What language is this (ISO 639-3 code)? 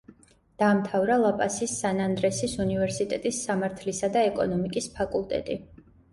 kat